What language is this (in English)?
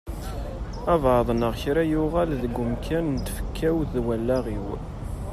Kabyle